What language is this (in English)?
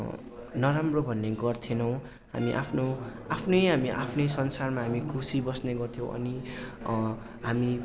Nepali